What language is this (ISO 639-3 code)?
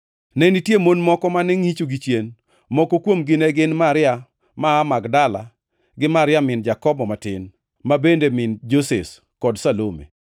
luo